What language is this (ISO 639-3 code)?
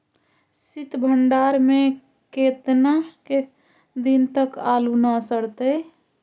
mag